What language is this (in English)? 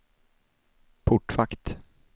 Swedish